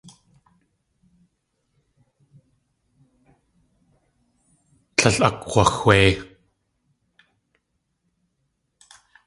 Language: Tlingit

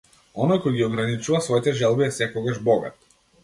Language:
Macedonian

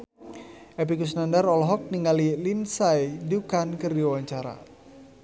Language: Sundanese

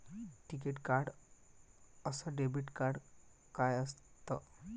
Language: Marathi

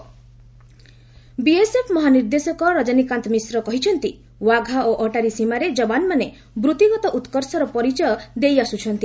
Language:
Odia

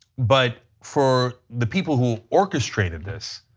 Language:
English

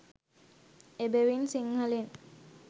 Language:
Sinhala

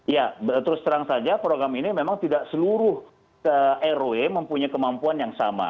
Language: Indonesian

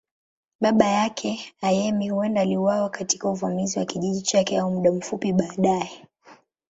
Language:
Swahili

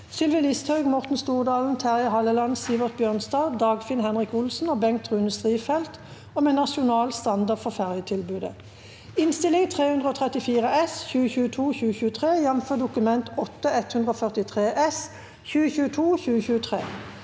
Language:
Norwegian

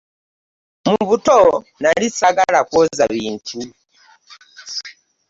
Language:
Ganda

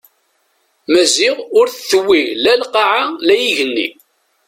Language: Kabyle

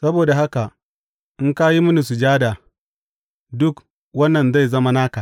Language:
Hausa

